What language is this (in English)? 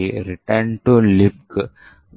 Telugu